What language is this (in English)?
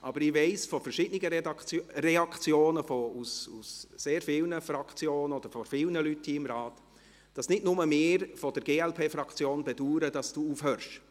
Swiss German